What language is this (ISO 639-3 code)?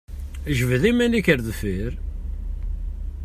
kab